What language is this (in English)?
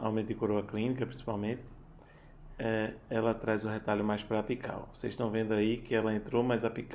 Portuguese